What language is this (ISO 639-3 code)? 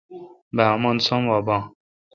xka